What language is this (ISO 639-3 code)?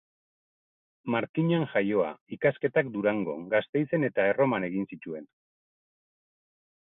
eus